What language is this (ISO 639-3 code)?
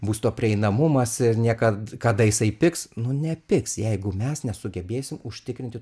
lit